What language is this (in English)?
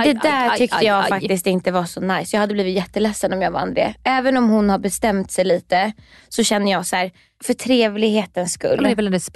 Swedish